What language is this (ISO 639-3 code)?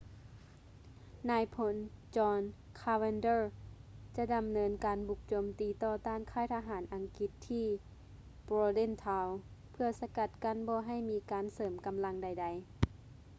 lao